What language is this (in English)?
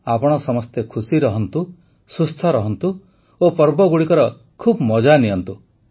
Odia